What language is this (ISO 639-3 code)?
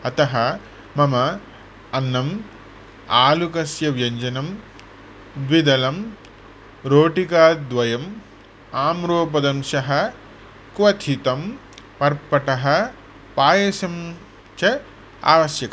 san